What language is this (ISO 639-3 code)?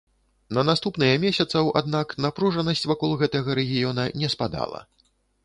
bel